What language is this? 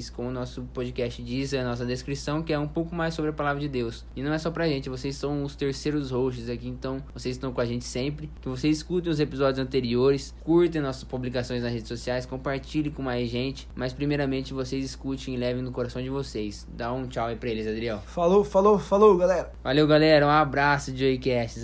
Portuguese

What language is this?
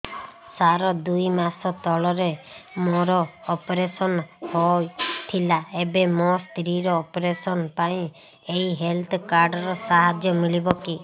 Odia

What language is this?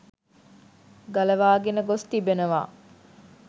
Sinhala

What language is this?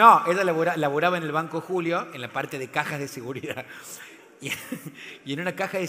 Spanish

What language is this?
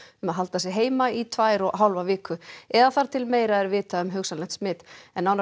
Icelandic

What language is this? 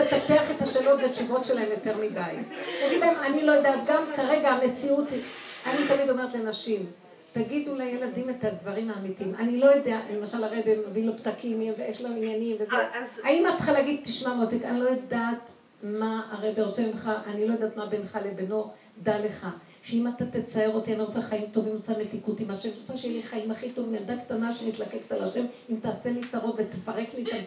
Hebrew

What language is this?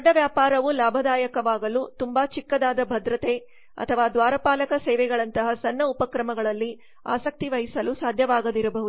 Kannada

